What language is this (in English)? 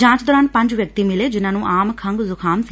Punjabi